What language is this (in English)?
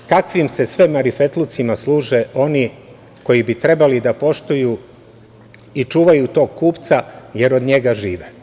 Serbian